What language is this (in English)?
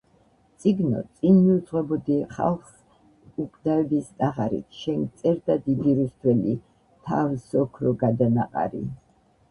Georgian